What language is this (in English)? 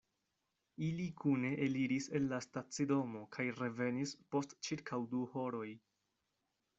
Esperanto